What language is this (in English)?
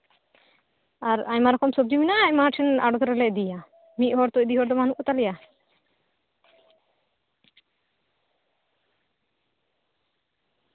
Santali